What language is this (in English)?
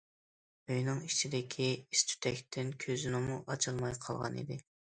Uyghur